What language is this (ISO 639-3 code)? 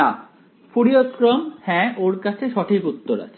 ben